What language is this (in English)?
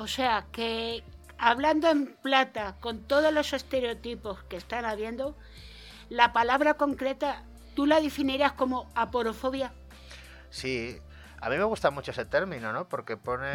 Spanish